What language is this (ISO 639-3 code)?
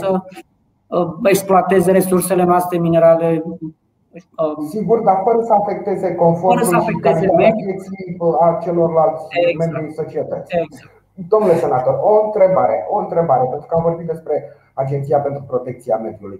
ron